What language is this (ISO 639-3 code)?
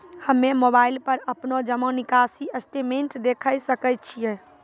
mai